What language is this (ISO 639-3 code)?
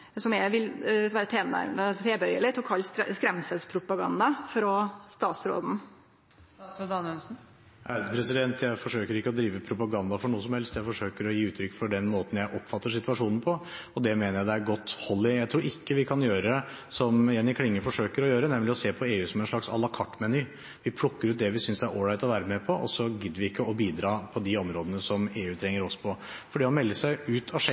nor